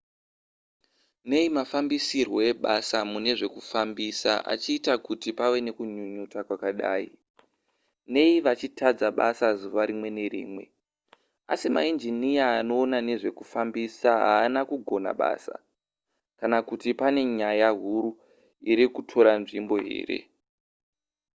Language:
Shona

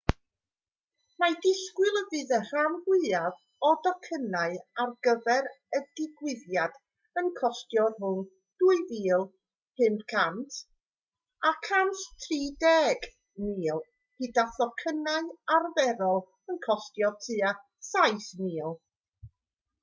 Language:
Welsh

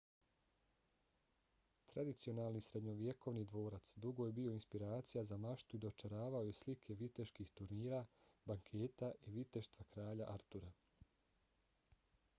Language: Bosnian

